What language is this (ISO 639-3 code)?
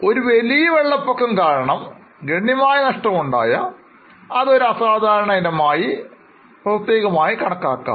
mal